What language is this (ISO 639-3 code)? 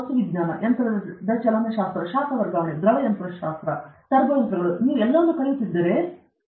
kan